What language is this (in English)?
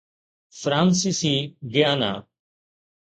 Sindhi